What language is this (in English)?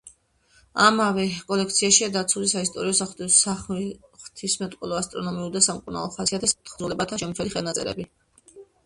Georgian